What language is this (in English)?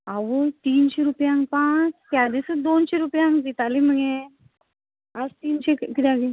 Konkani